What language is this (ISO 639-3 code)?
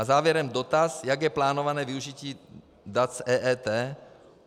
ces